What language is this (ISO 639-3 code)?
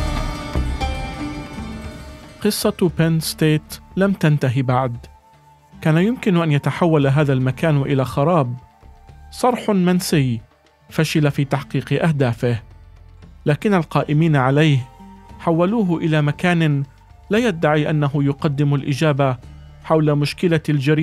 ara